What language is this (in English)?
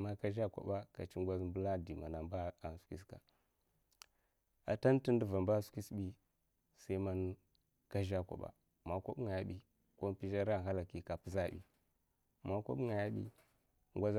Mafa